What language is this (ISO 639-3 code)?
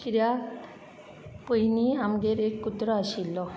kok